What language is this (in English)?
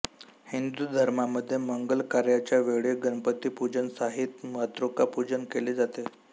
Marathi